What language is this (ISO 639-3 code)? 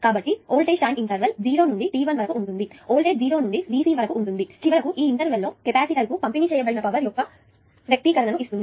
tel